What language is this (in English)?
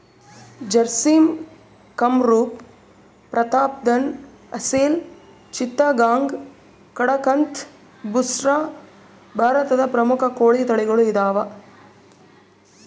Kannada